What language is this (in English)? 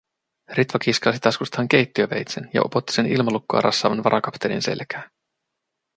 Finnish